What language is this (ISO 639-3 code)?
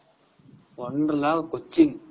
tam